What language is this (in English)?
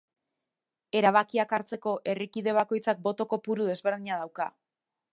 Basque